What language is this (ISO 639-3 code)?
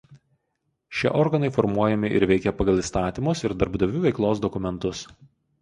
lit